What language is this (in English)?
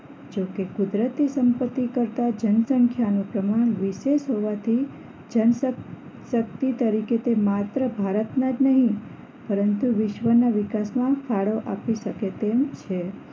Gujarati